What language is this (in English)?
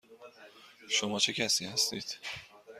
Persian